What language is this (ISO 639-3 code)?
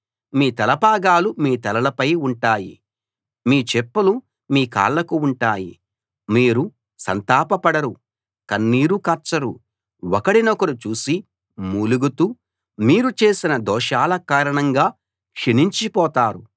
tel